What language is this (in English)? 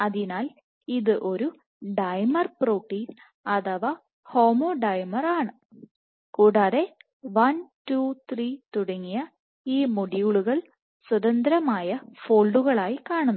Malayalam